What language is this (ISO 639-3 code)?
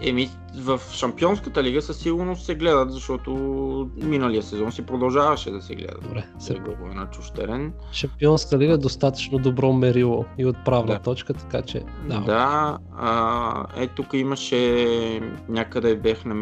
bul